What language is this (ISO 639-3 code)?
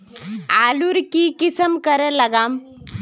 mag